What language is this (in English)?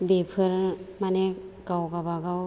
Bodo